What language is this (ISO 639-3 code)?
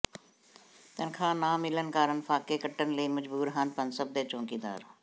pan